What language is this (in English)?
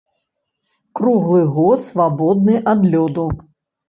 Belarusian